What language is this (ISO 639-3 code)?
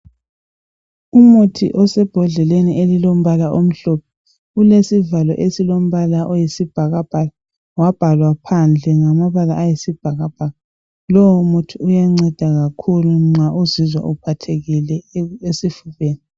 nde